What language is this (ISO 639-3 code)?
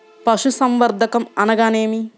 tel